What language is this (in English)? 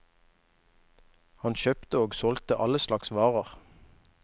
Norwegian